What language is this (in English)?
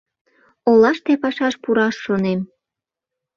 Mari